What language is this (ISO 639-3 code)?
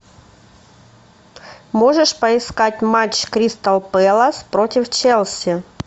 rus